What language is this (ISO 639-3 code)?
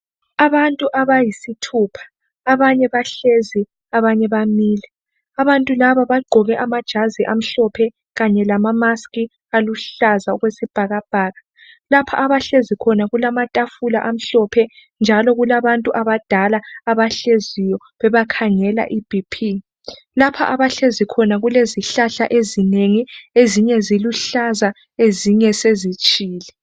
nde